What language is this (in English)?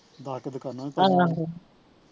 Punjabi